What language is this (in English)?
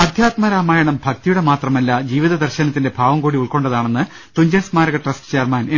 Malayalam